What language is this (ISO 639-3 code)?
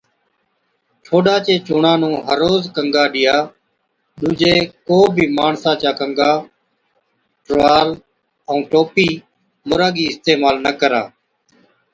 odk